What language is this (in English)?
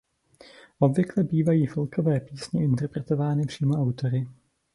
Czech